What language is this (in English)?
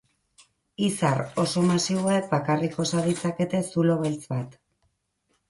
Basque